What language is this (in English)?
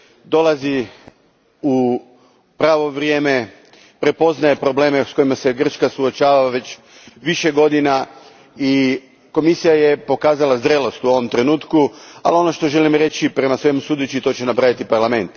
Croatian